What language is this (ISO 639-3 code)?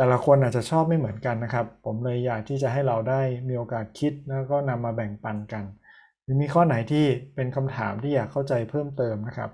tha